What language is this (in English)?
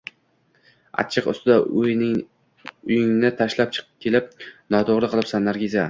Uzbek